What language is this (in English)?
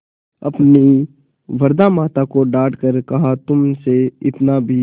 Hindi